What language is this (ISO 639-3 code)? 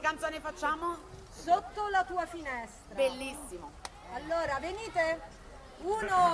ita